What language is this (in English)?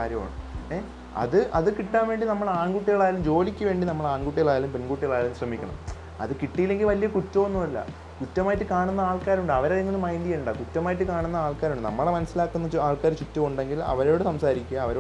Malayalam